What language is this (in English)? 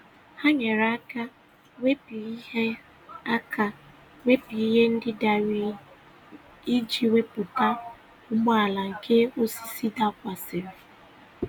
Igbo